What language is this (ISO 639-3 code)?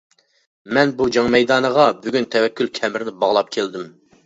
uig